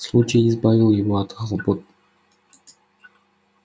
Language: Russian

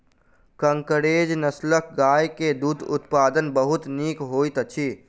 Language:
Maithili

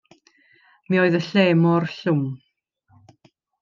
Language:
Welsh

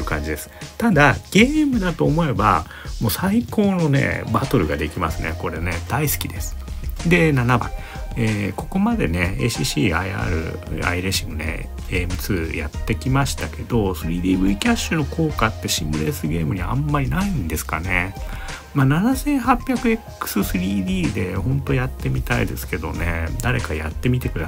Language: Japanese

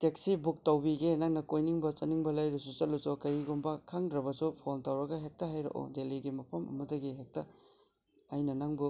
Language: Manipuri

